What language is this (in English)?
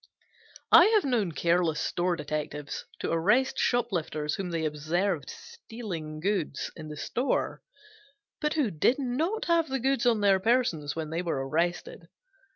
English